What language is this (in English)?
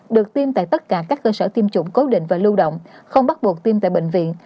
Vietnamese